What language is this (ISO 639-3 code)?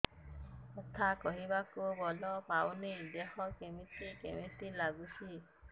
ori